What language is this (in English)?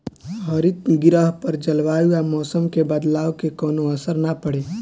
Bhojpuri